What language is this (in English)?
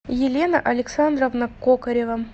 Russian